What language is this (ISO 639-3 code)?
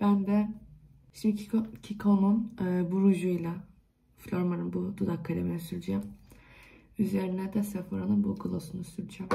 tur